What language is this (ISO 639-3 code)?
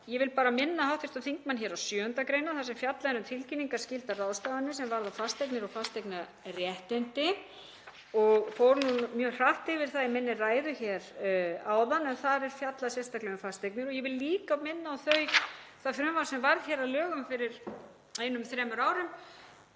isl